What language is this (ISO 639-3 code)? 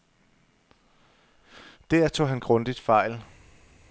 dan